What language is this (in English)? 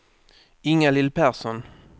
Swedish